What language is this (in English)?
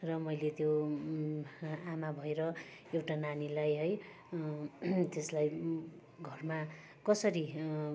Nepali